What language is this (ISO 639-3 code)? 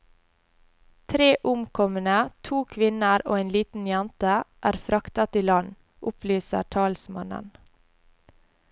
nor